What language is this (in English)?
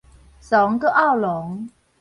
Min Nan Chinese